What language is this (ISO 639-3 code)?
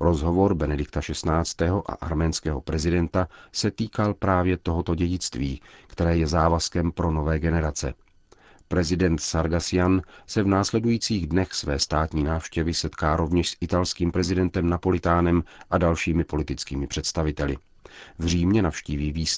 ces